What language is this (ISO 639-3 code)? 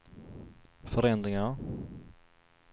swe